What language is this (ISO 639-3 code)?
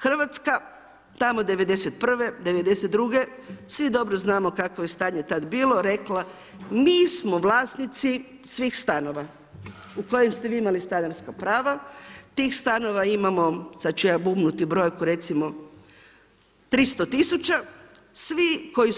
hrv